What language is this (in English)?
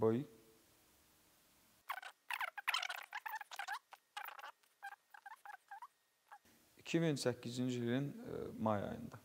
Turkish